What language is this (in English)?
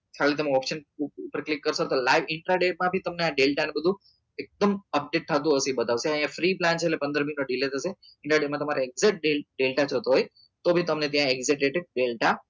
Gujarati